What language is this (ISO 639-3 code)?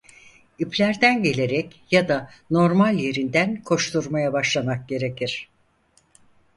tur